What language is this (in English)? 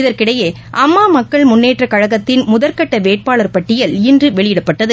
Tamil